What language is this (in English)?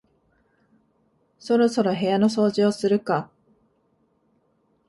Japanese